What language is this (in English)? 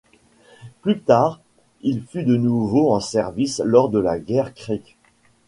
French